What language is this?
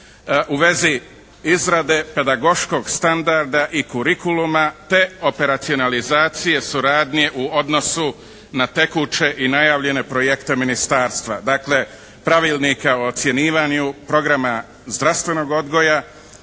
Croatian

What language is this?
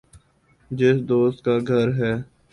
Urdu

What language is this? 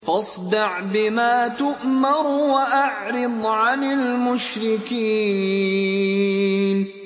Arabic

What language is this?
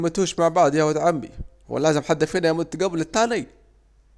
Saidi Arabic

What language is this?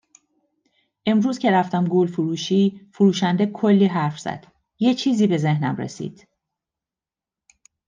Persian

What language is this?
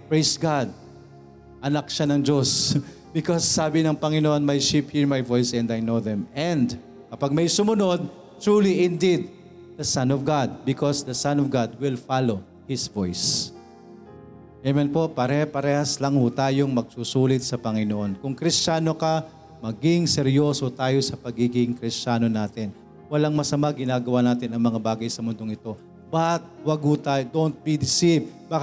Filipino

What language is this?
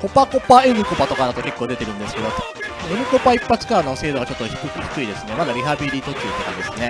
Japanese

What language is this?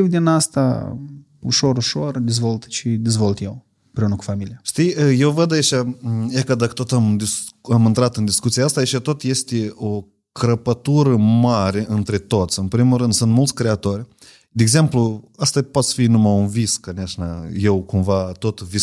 Romanian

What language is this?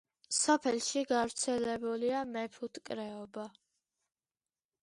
Georgian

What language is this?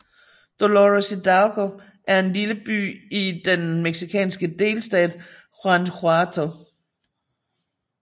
Danish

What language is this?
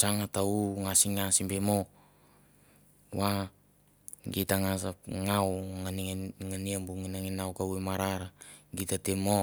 Mandara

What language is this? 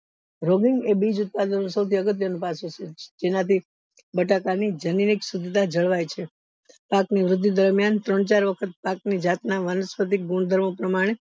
Gujarati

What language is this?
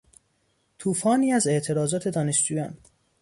Persian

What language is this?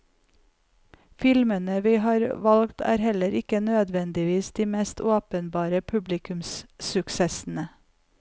Norwegian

